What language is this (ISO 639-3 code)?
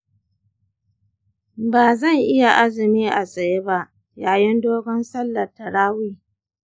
hau